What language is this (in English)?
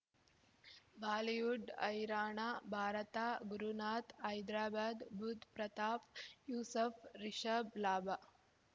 Kannada